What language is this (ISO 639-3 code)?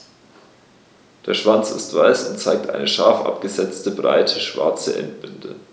deu